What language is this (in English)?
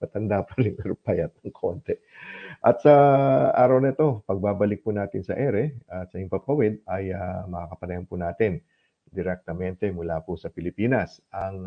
Filipino